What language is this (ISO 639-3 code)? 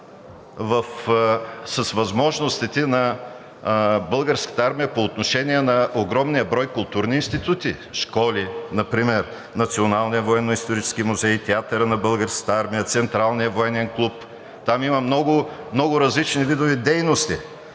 bul